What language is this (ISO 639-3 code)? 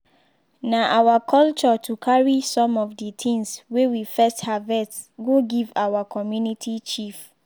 pcm